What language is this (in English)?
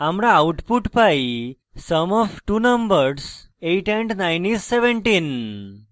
Bangla